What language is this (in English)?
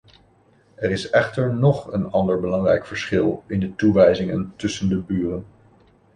Dutch